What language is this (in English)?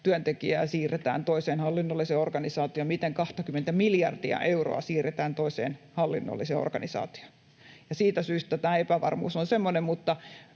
Finnish